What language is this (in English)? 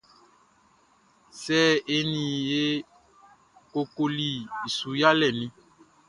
Baoulé